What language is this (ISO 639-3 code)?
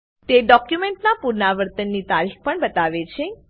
guj